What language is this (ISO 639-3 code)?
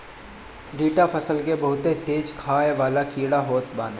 bho